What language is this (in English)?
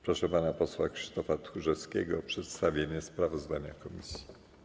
Polish